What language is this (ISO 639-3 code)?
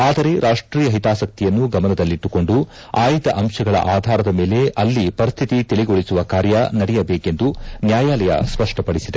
kan